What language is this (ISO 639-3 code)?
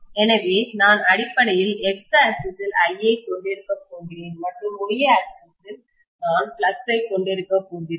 tam